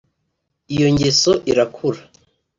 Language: Kinyarwanda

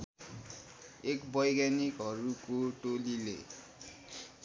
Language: Nepali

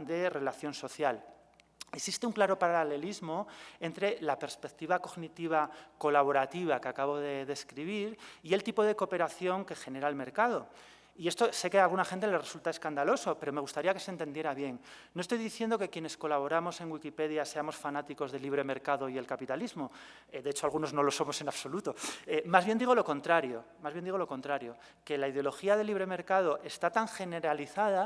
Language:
Spanish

